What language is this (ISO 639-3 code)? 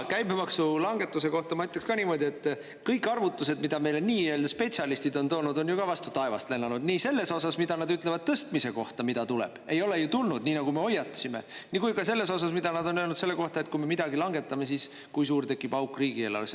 est